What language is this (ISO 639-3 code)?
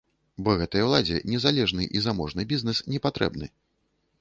bel